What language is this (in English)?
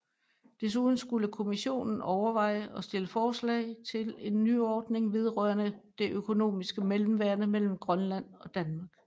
Danish